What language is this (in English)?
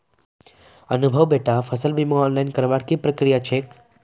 Magahi